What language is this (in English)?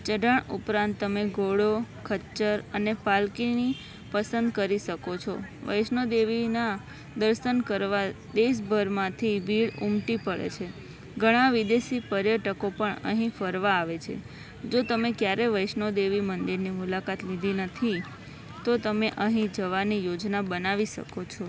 Gujarati